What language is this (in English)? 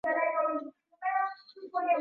Swahili